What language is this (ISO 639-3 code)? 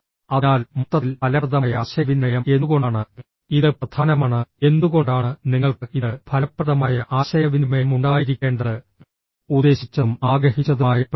mal